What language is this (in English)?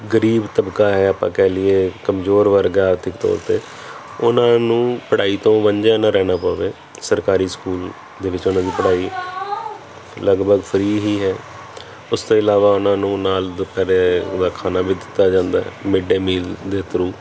Punjabi